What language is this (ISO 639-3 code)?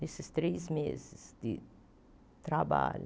por